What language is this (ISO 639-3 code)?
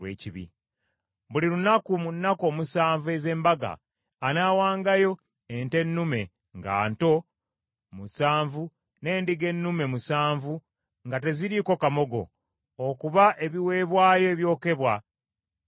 lug